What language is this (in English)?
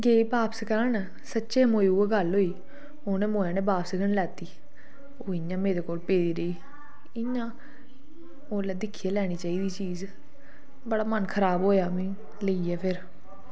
Dogri